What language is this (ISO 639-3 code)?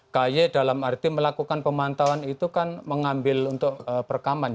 ind